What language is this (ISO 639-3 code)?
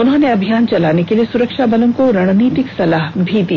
hin